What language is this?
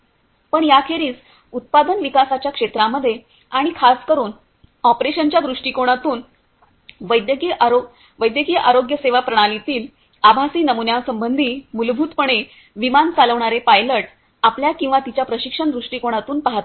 Marathi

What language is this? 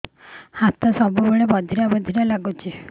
Odia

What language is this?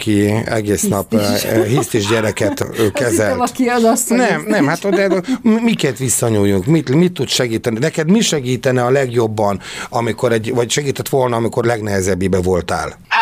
Hungarian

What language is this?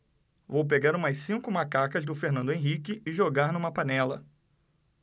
Portuguese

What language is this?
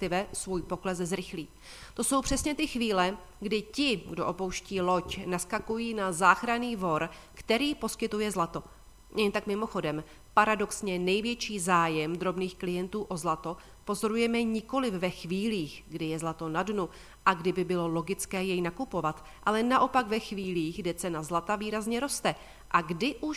Czech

